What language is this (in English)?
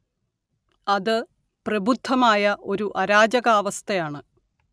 Malayalam